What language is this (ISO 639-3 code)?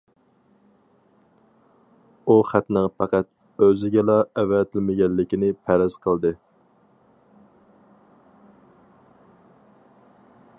uig